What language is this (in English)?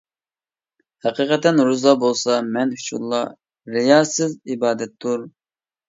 Uyghur